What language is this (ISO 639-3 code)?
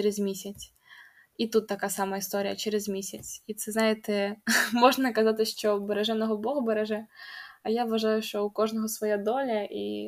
ukr